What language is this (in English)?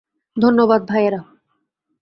Bangla